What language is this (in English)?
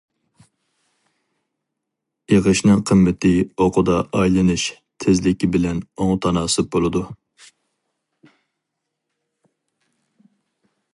Uyghur